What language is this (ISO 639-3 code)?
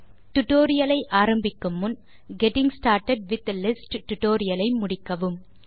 tam